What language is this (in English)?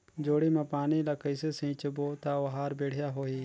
Chhattisgarhi